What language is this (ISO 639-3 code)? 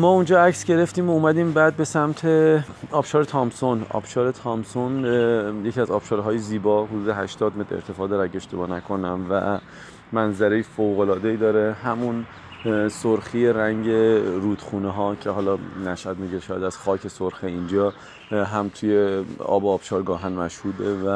fas